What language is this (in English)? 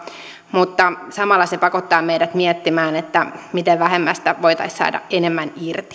Finnish